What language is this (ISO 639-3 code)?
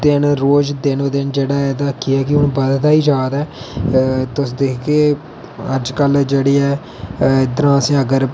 doi